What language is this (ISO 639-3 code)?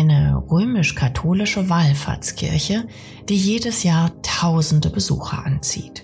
deu